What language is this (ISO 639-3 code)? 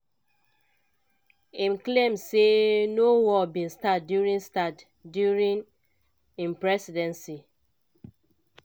pcm